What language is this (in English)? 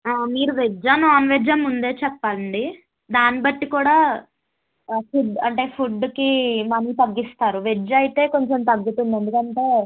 Telugu